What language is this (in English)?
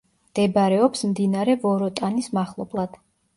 Georgian